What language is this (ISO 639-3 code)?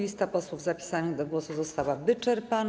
pol